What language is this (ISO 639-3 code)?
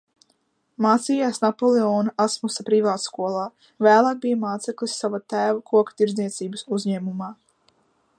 lav